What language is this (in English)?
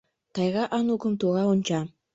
Mari